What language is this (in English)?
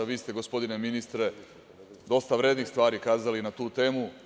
Serbian